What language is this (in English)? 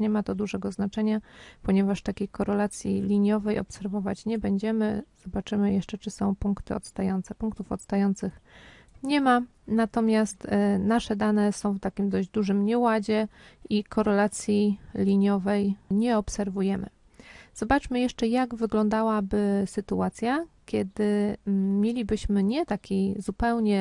Polish